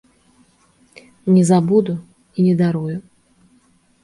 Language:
Belarusian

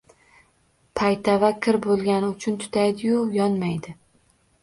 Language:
Uzbek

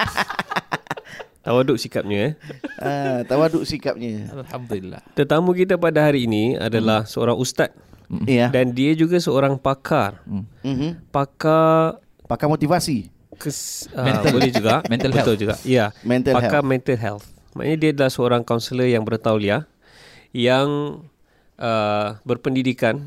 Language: Malay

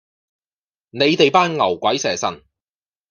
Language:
Cantonese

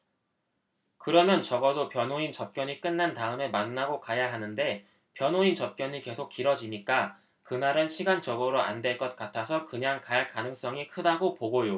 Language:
Korean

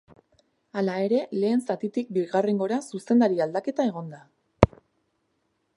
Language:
Basque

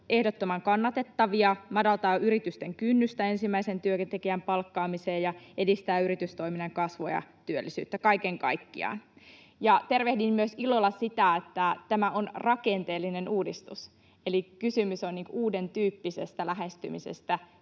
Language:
Finnish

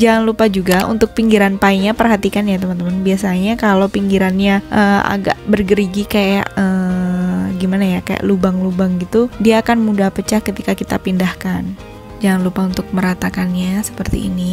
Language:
Indonesian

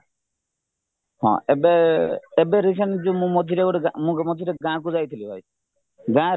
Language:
Odia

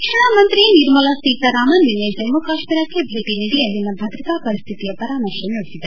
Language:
Kannada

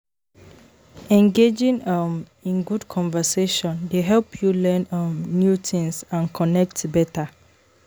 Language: Nigerian Pidgin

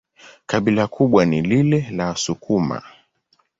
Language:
Swahili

